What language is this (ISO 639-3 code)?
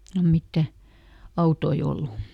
fin